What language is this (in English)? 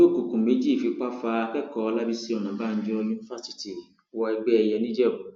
Yoruba